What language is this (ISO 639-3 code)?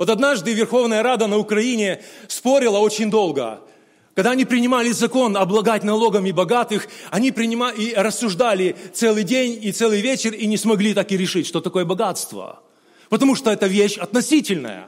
rus